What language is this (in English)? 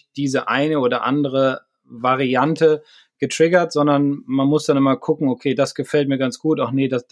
German